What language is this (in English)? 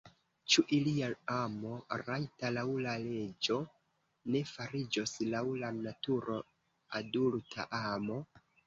Esperanto